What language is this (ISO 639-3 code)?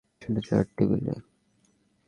ben